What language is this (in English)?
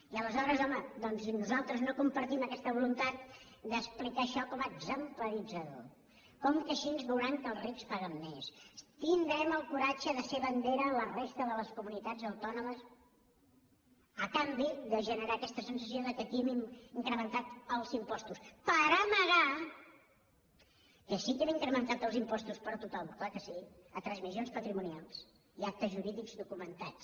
Catalan